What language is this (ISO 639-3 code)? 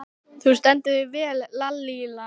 isl